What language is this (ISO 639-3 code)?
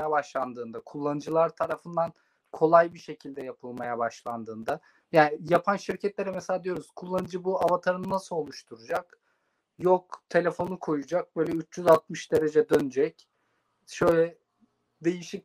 tur